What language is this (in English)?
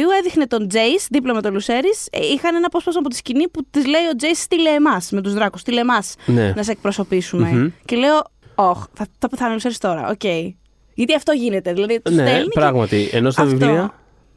Greek